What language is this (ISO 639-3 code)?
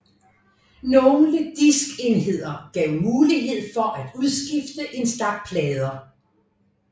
dan